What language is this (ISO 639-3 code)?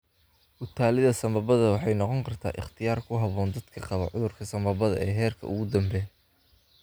som